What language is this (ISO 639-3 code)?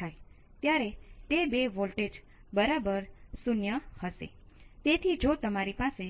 guj